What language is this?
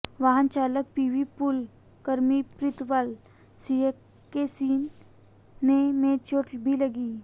Hindi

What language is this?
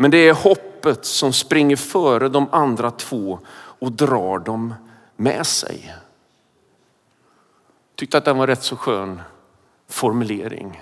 Swedish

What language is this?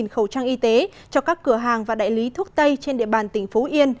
Vietnamese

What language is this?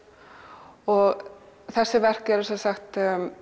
Icelandic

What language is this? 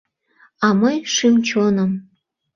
Mari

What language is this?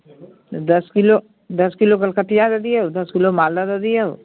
Maithili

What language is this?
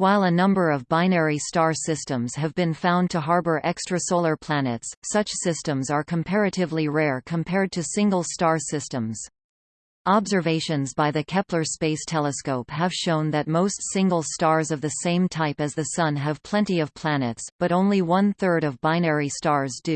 English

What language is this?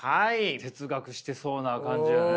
Japanese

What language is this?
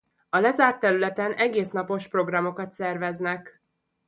Hungarian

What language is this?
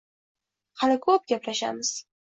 Uzbek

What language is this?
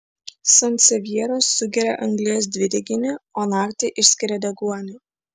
Lithuanian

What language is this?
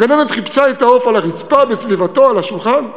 Hebrew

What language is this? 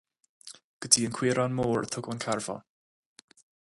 Irish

